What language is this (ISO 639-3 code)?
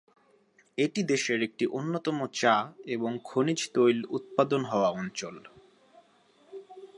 ben